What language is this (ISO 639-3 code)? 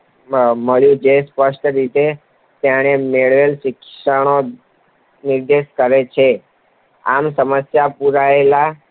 guj